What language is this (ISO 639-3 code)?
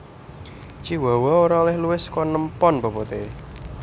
jav